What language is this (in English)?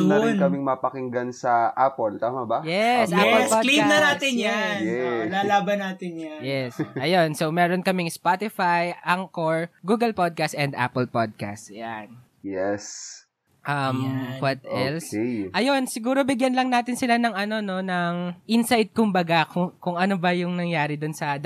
Filipino